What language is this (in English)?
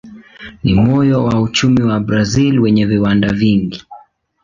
Swahili